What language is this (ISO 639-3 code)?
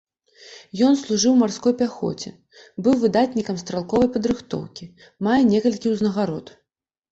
bel